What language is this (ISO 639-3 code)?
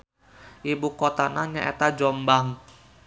sun